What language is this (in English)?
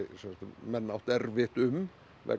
Icelandic